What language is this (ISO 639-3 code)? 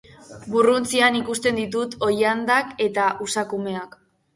eus